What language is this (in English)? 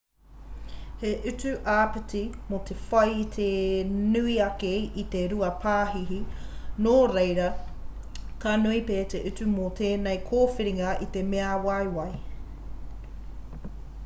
Māori